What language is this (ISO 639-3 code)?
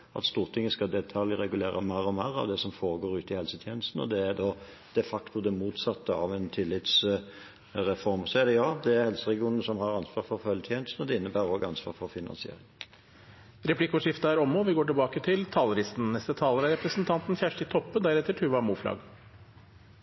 nor